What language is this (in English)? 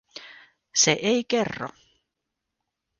Finnish